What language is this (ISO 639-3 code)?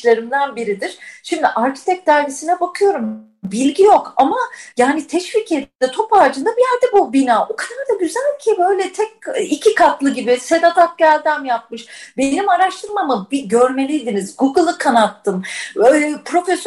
tur